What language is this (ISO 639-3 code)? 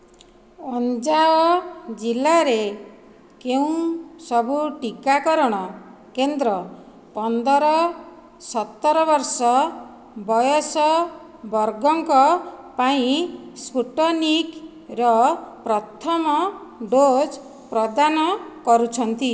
ori